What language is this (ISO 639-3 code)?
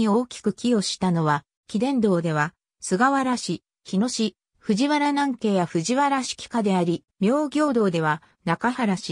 jpn